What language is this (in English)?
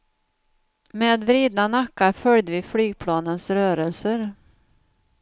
Swedish